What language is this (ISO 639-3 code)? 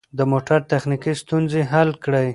pus